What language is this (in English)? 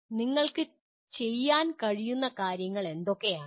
Malayalam